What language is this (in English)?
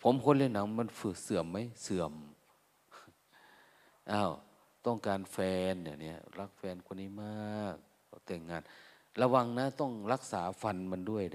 Thai